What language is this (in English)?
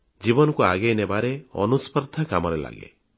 Odia